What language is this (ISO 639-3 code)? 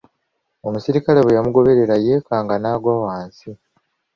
lug